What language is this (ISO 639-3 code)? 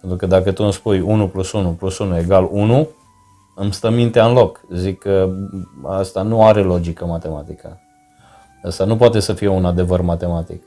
ron